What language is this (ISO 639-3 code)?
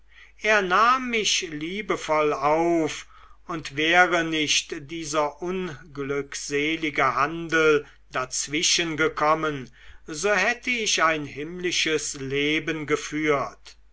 deu